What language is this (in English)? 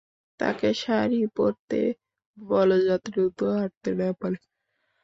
Bangla